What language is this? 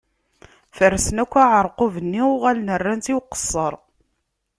Kabyle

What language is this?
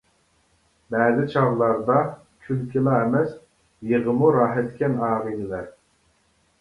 Uyghur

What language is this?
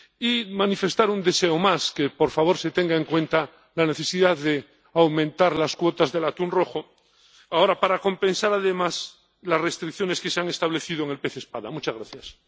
Spanish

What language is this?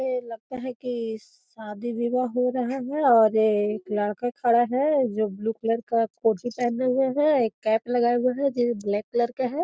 Magahi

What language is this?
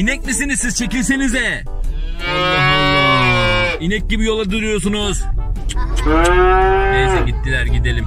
Turkish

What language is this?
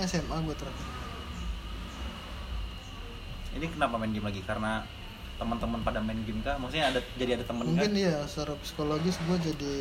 Indonesian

